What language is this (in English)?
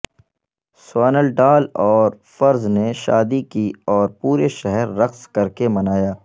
Urdu